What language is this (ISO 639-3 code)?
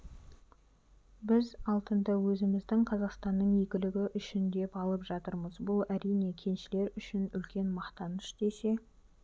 kaz